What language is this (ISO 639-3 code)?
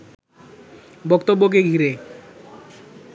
ben